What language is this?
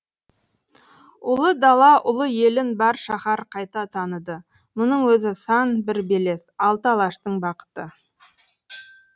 Kazakh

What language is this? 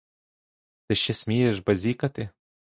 Ukrainian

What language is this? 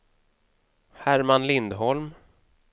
Swedish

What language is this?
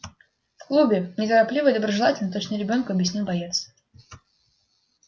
Russian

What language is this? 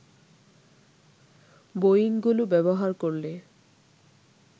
Bangla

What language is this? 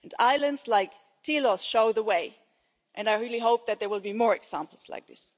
English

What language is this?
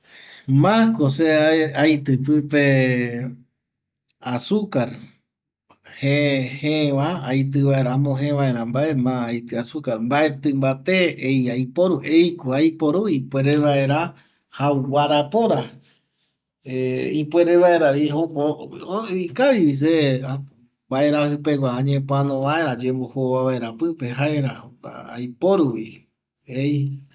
Eastern Bolivian Guaraní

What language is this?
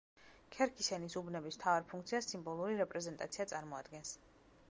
Georgian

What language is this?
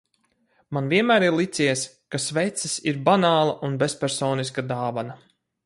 Latvian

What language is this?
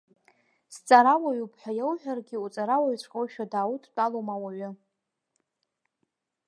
Abkhazian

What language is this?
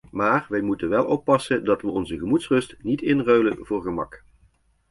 Dutch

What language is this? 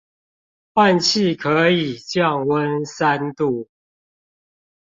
Chinese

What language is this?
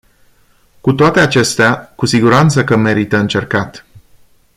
Romanian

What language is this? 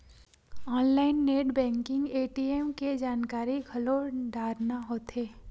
Chhattisgarhi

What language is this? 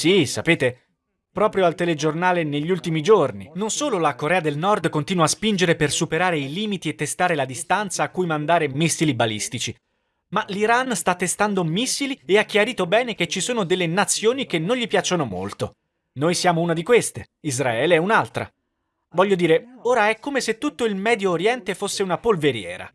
Italian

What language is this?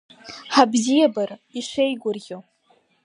Abkhazian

